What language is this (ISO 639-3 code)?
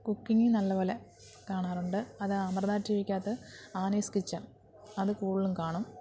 mal